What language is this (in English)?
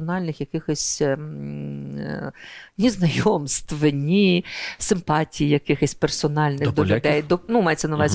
Ukrainian